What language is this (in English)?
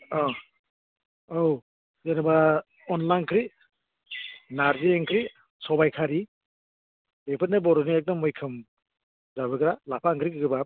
Bodo